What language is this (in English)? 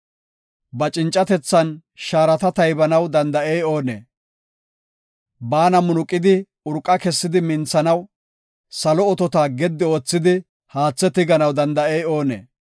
Gofa